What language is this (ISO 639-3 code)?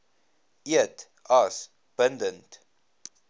afr